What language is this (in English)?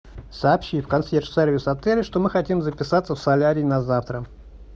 Russian